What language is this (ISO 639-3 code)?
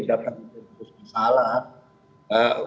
ind